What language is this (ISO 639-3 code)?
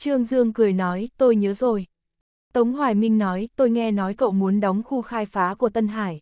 vie